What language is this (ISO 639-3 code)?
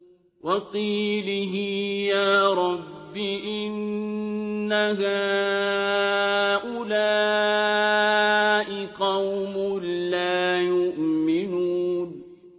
ara